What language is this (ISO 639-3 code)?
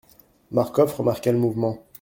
fra